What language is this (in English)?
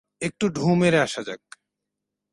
Bangla